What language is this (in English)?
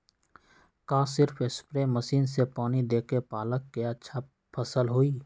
Magahi